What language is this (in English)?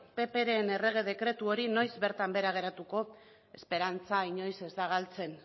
Basque